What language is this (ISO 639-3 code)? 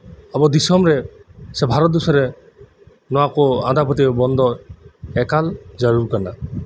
sat